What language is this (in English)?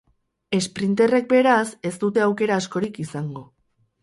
Basque